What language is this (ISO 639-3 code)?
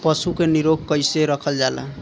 bho